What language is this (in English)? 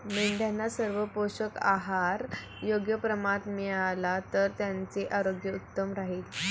Marathi